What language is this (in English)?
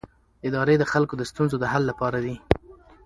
Pashto